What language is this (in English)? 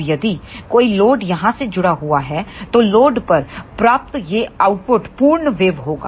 Hindi